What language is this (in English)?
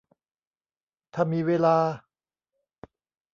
Thai